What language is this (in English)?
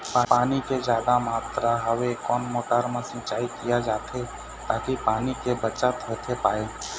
Chhattisgarhi